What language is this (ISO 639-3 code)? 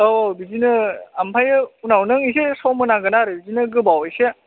brx